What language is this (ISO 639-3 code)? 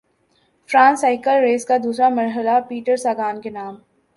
urd